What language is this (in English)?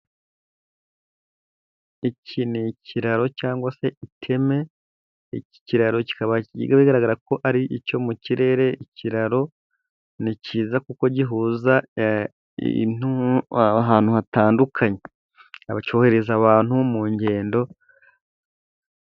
Kinyarwanda